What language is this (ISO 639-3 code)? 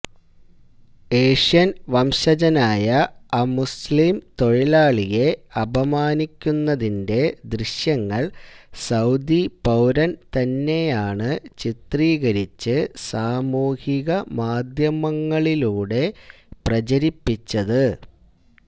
mal